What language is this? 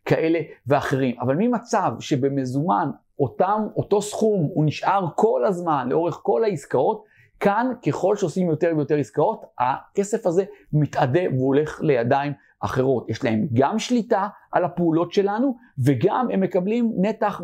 Hebrew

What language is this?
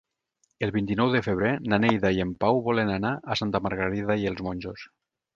Catalan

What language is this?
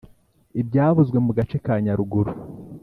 Kinyarwanda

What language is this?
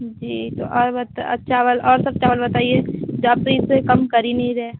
Hindi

